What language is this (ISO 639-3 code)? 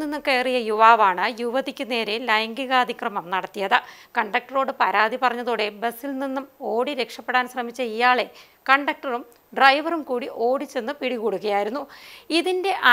ara